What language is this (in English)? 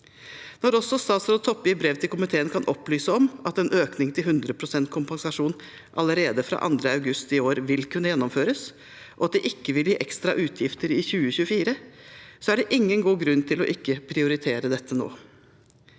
Norwegian